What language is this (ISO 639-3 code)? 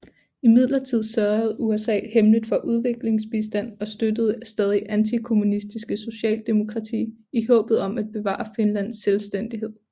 dan